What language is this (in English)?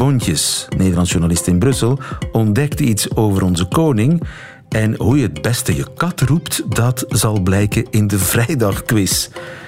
Dutch